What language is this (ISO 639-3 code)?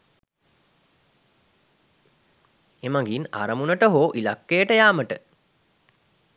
sin